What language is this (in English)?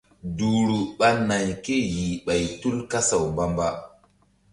Mbum